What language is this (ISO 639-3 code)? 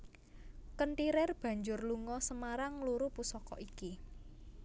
jav